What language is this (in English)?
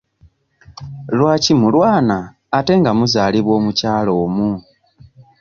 Ganda